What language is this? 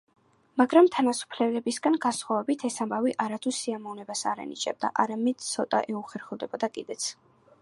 Georgian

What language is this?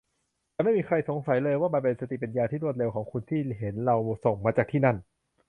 Thai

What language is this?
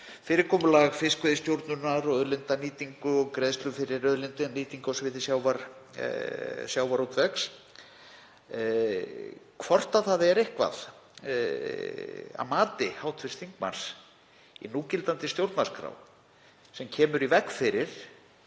Icelandic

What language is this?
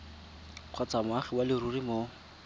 Tswana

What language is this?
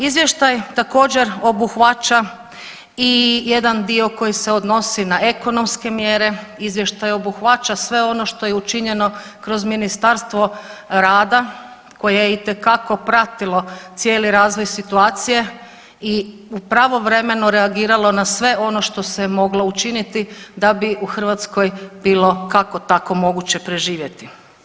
Croatian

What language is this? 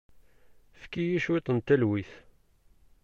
Kabyle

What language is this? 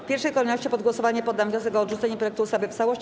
Polish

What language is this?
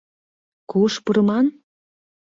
Mari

